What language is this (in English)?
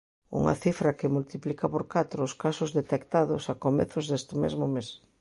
Galician